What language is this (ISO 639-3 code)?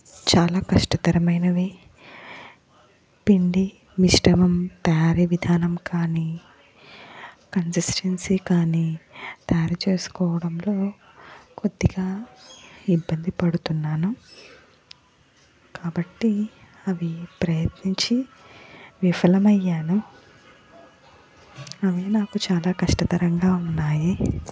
tel